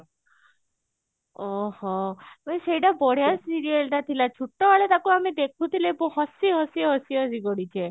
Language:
Odia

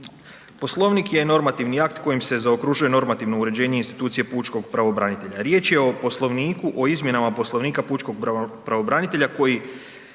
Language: Croatian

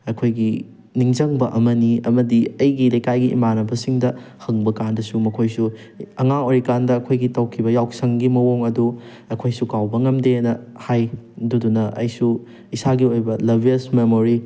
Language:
Manipuri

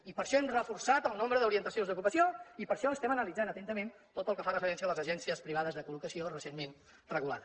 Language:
Catalan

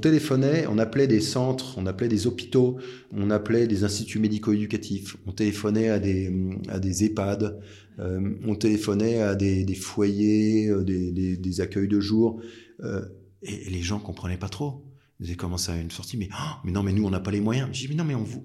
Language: French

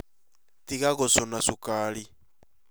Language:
Kikuyu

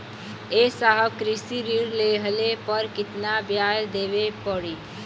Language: Bhojpuri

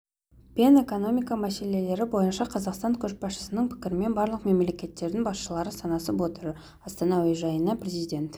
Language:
Kazakh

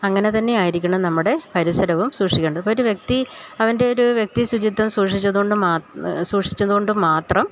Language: Malayalam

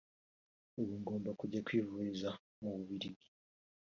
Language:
Kinyarwanda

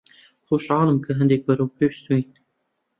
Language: Central Kurdish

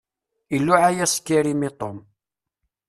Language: Kabyle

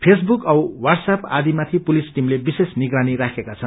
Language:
Nepali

